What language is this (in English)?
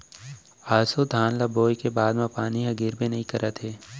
Chhattisgarhi